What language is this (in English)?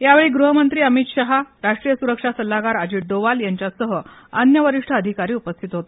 Marathi